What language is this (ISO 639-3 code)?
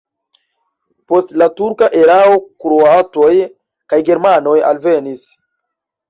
epo